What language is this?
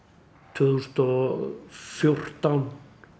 Icelandic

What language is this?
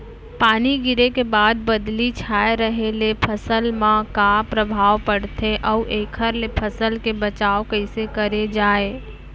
Chhattisgarhi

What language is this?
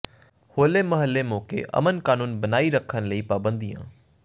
Punjabi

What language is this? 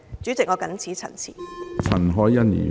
Cantonese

